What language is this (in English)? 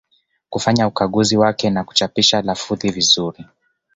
Swahili